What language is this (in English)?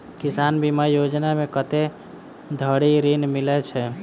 Maithili